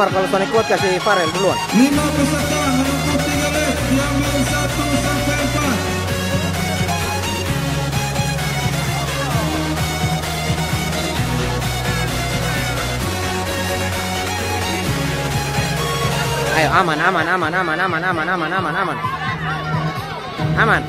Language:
Indonesian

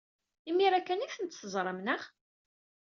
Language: Kabyle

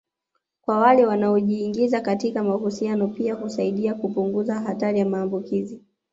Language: Swahili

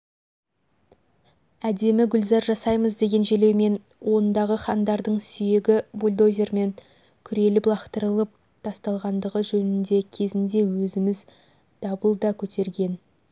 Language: Kazakh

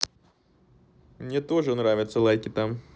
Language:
Russian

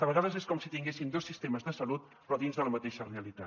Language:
Catalan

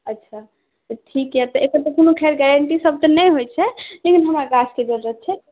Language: Maithili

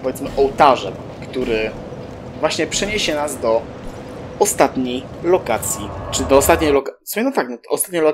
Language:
Polish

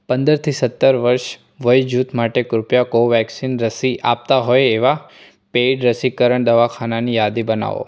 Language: Gujarati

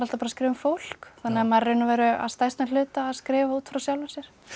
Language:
Icelandic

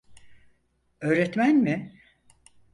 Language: Turkish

